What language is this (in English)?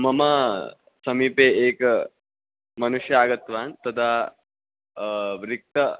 Sanskrit